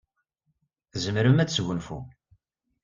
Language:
Kabyle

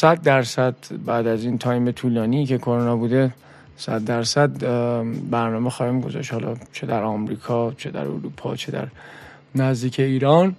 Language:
Persian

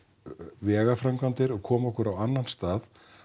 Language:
Icelandic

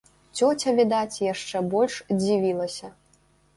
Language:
Belarusian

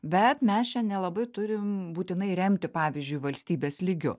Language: Lithuanian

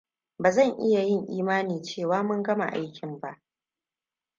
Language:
Hausa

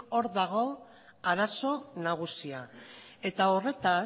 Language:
Basque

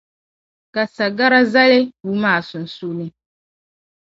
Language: Dagbani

